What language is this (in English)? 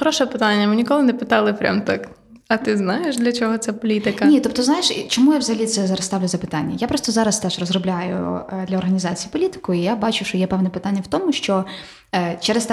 Ukrainian